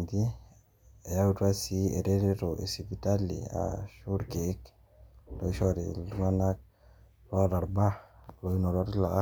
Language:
Masai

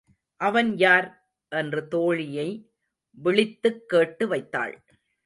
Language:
Tamil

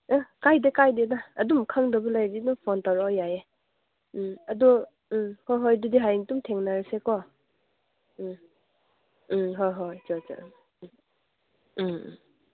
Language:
Manipuri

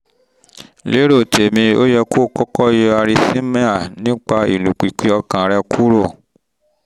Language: Yoruba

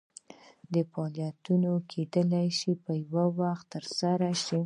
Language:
Pashto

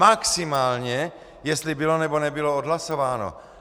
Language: Czech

